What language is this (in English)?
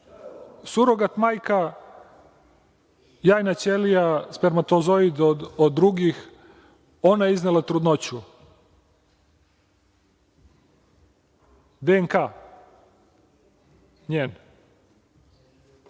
Serbian